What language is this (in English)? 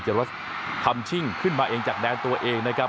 Thai